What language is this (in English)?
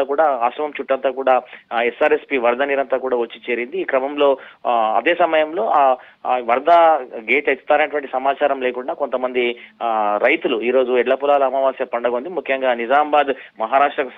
Telugu